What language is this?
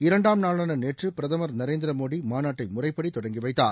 Tamil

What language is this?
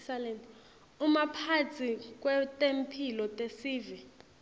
Swati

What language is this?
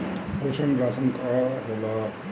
Bhojpuri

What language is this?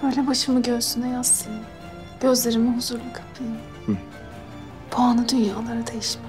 Turkish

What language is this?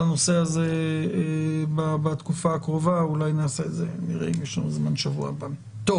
Hebrew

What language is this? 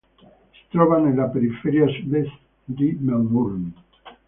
Italian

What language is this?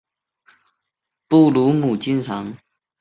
Chinese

